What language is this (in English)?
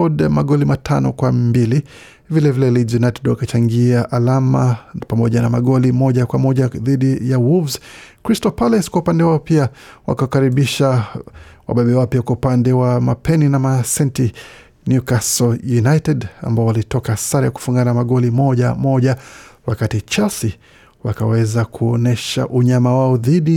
Swahili